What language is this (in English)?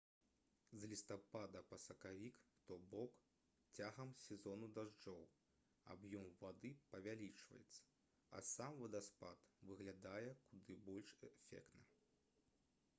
Belarusian